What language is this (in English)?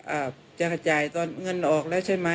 Thai